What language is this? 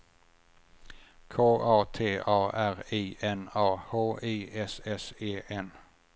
Swedish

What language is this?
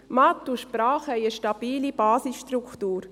Swiss German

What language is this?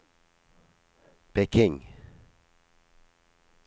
Norwegian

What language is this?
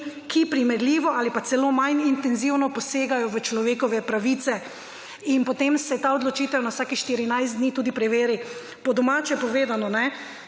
Slovenian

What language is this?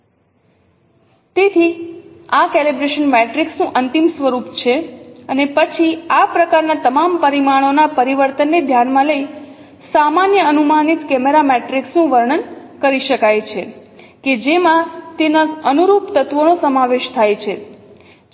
Gujarati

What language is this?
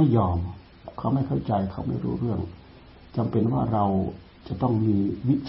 Thai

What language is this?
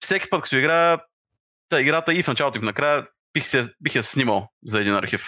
Bulgarian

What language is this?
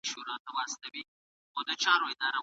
Pashto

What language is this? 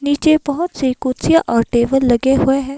Hindi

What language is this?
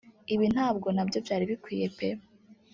Kinyarwanda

